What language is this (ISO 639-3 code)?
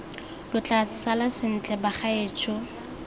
tsn